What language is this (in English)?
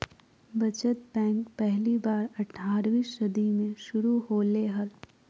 Magahi